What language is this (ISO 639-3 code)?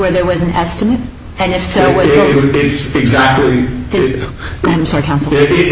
eng